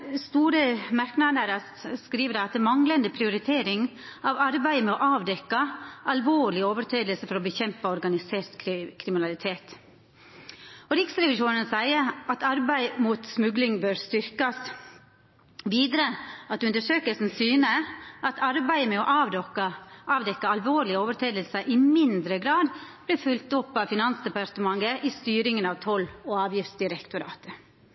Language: Norwegian Nynorsk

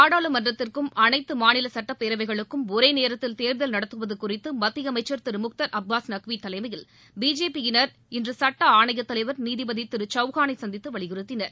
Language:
Tamil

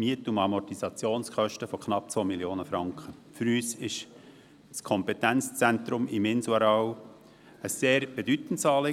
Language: Swiss German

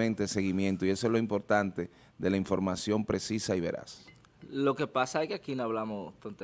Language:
Spanish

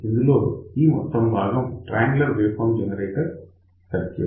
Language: Telugu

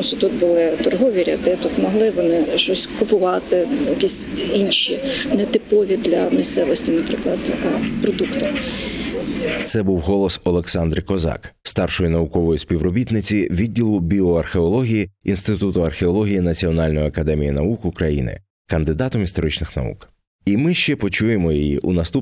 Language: Ukrainian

